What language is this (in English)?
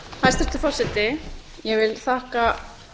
Icelandic